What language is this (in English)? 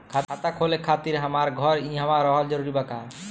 Bhojpuri